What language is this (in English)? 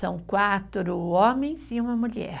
Portuguese